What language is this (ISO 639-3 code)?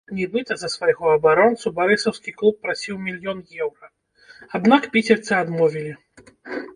bel